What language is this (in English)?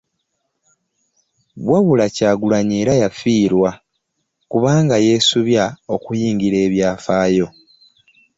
Ganda